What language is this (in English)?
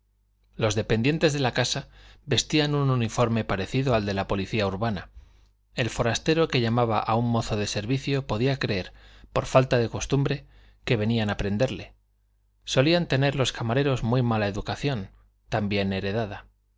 Spanish